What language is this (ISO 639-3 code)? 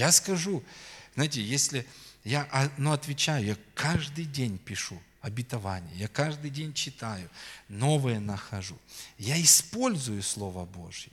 rus